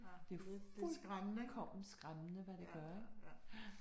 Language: Danish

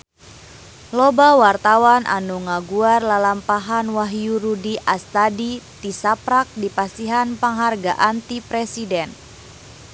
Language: Sundanese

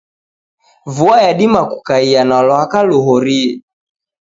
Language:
Taita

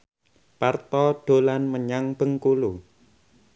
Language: Javanese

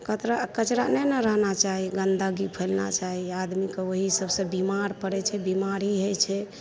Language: Maithili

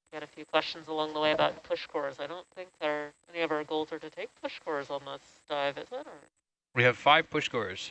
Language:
English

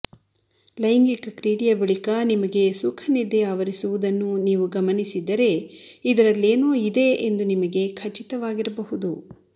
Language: Kannada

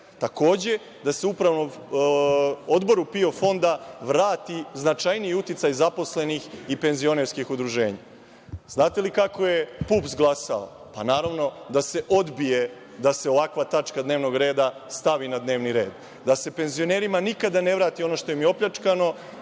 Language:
Serbian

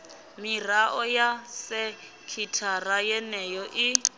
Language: Venda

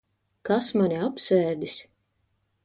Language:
Latvian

